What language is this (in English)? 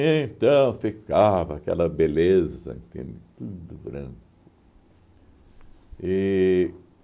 Portuguese